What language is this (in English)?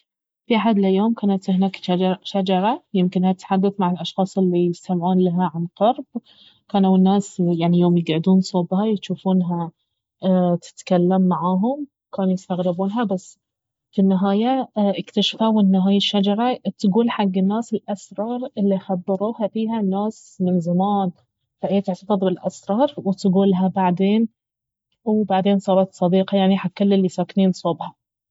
Baharna Arabic